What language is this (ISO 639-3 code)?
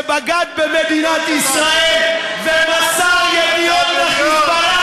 heb